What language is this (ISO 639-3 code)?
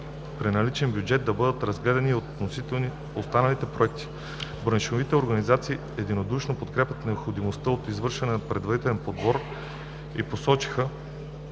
bul